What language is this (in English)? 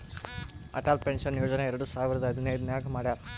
Kannada